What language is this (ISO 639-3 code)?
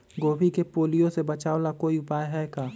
mag